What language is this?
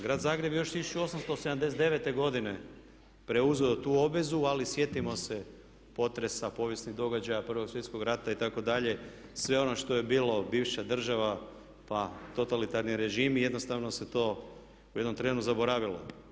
Croatian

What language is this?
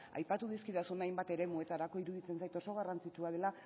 Basque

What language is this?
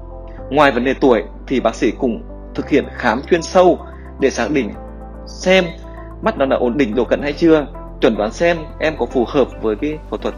Vietnamese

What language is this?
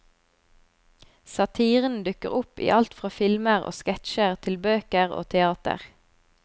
Norwegian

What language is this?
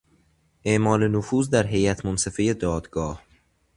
Persian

